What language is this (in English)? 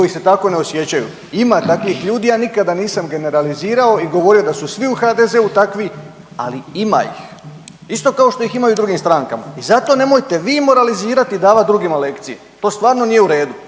Croatian